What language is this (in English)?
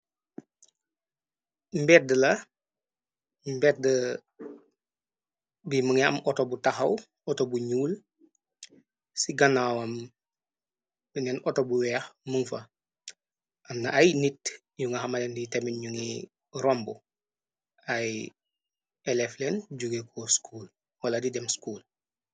Wolof